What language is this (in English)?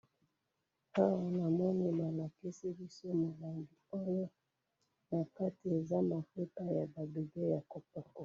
Lingala